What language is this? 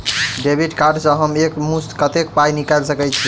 Maithili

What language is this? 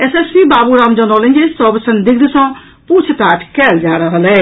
Maithili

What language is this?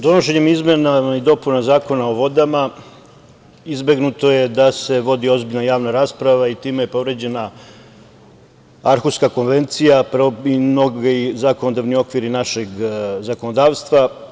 Serbian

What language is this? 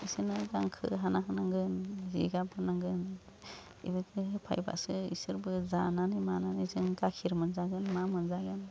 Bodo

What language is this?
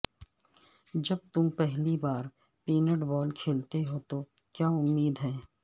Urdu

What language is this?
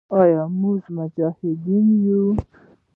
Pashto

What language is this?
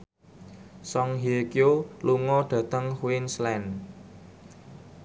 Javanese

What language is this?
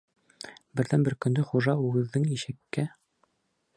Bashkir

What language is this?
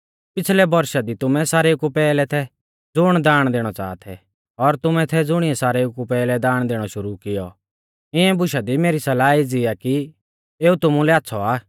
Mahasu Pahari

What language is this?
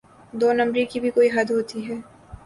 Urdu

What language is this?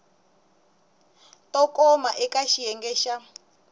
Tsonga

